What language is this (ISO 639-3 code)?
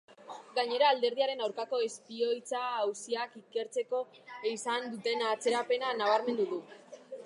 eus